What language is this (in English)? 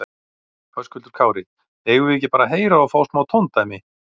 Icelandic